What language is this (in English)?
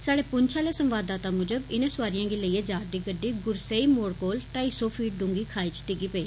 Dogri